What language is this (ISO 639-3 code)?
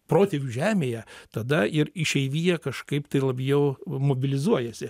lit